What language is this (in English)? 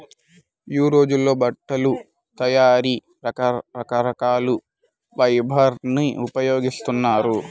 Telugu